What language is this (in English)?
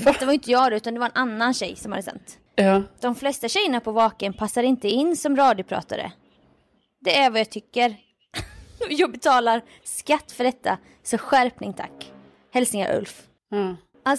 Swedish